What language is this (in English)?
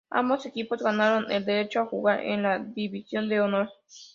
Spanish